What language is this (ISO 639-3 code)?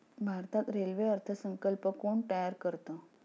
mar